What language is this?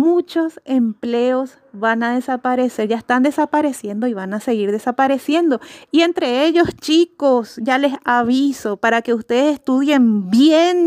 Spanish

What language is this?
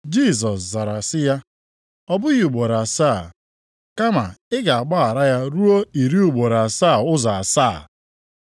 Igbo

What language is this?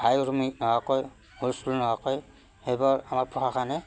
Assamese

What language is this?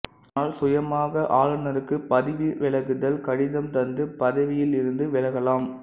Tamil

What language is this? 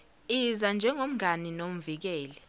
Zulu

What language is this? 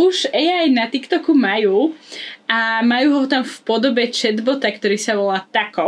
Slovak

